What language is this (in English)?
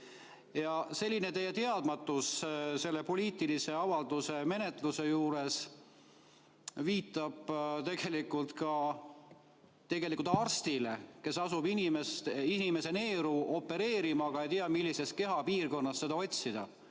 Estonian